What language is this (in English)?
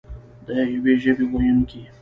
Pashto